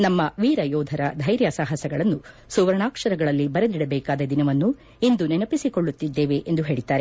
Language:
Kannada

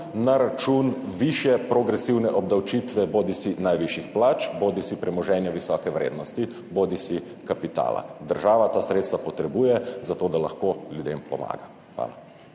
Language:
Slovenian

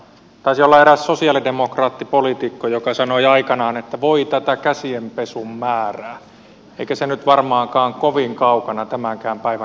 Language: Finnish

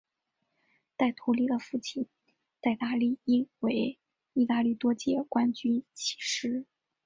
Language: Chinese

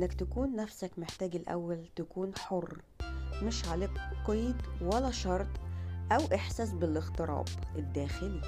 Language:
Arabic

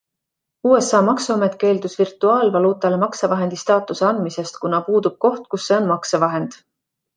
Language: Estonian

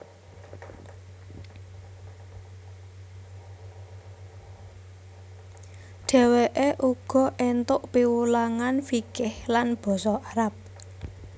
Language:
Javanese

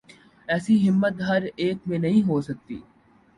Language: Urdu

